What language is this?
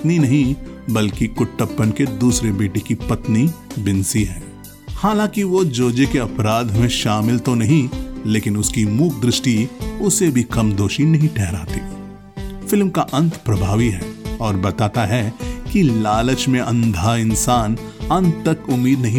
Hindi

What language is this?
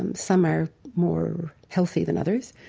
English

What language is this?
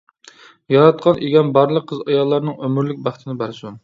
Uyghur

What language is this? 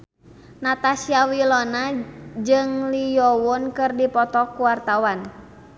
Sundanese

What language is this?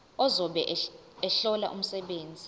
Zulu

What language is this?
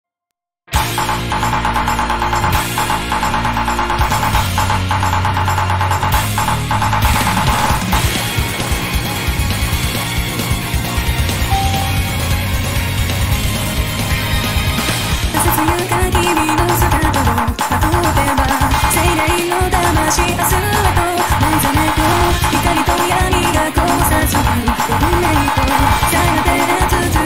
Indonesian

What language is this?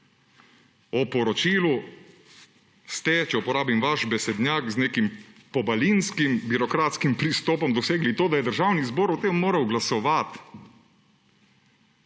Slovenian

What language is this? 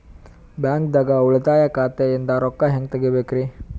Kannada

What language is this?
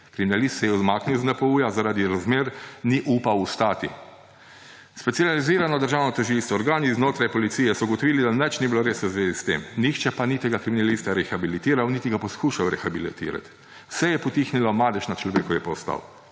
Slovenian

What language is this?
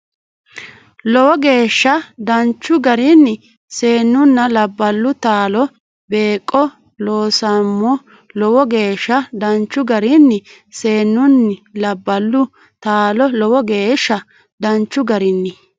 Sidamo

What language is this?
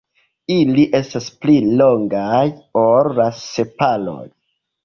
Esperanto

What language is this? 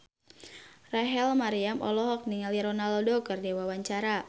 Sundanese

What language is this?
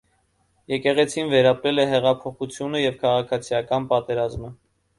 Armenian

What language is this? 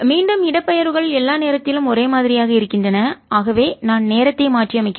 Tamil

